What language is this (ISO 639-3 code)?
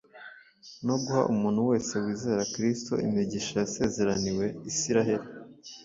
kin